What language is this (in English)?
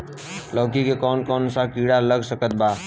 Bhojpuri